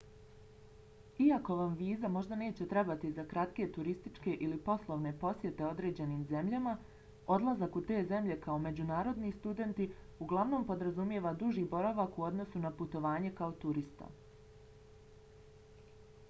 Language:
Bosnian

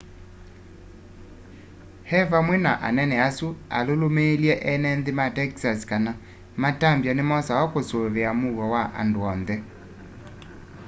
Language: Kamba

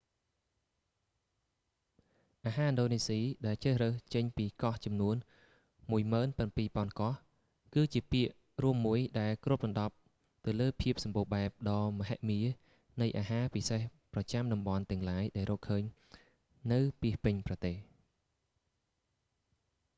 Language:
Khmer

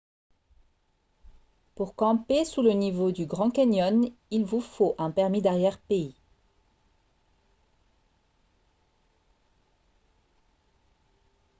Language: French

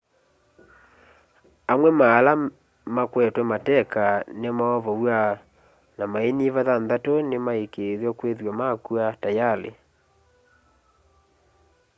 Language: Kamba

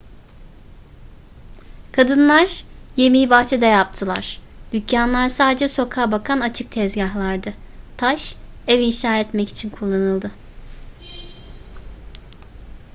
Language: Turkish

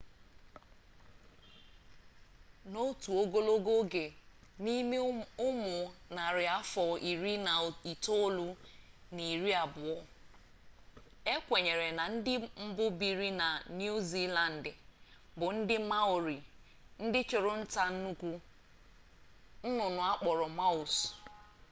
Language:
Igbo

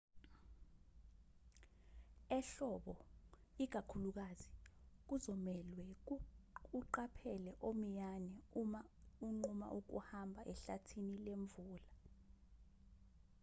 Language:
Zulu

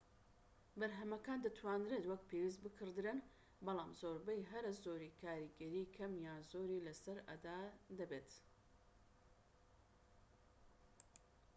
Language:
Central Kurdish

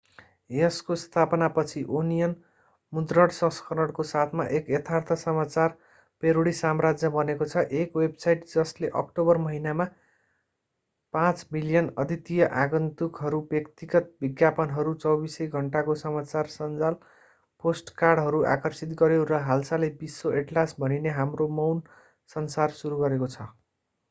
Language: Nepali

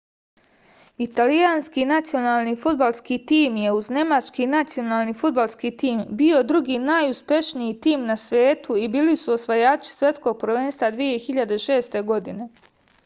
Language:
Serbian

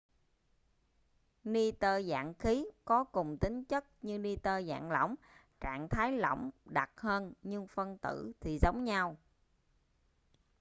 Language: Vietnamese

